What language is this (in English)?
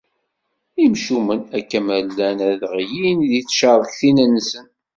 Kabyle